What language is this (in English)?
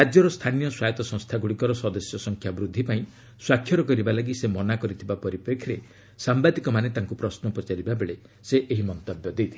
Odia